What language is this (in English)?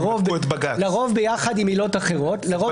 Hebrew